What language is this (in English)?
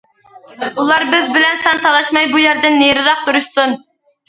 Uyghur